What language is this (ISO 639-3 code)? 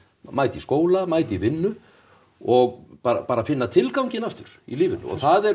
isl